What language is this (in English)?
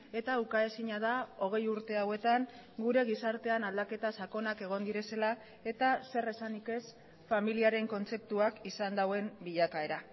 Basque